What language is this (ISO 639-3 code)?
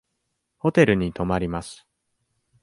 jpn